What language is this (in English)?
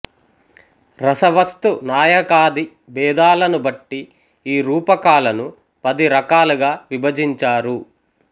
Telugu